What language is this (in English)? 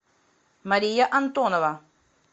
Russian